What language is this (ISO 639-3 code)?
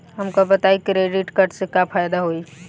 bho